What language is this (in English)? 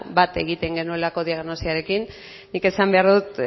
Basque